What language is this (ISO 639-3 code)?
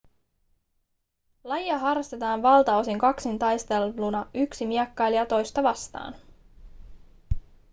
fin